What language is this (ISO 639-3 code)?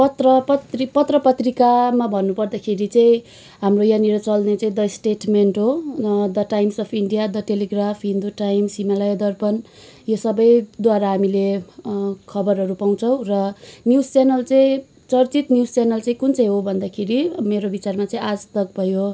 nep